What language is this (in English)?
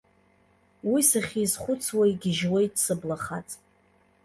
Abkhazian